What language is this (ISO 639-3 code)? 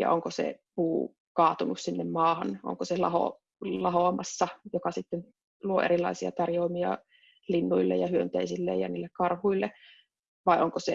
fin